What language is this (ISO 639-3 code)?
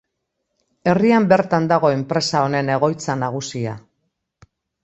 eus